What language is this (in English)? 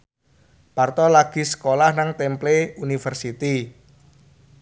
Javanese